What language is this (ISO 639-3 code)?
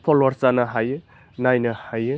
brx